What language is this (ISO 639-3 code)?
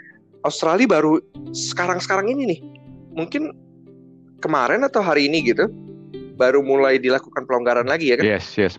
ind